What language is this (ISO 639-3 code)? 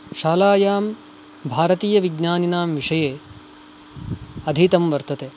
san